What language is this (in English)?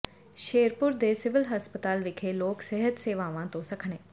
Punjabi